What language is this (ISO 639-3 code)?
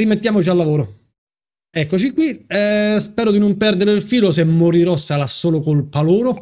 ita